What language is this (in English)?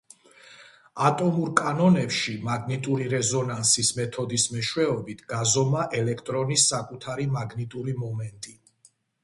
Georgian